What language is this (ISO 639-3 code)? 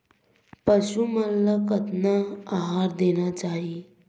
hne